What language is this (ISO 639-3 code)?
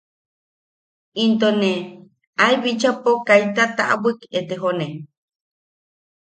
yaq